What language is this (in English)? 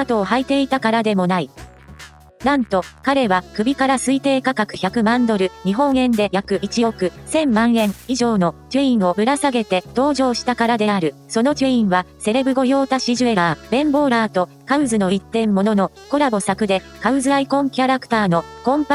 Japanese